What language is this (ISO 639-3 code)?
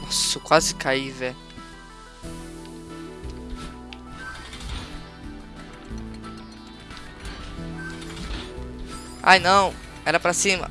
por